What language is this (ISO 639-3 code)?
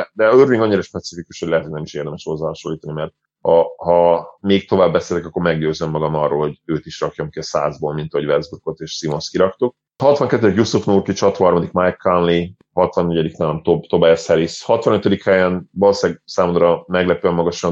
hun